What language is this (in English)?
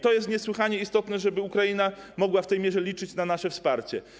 Polish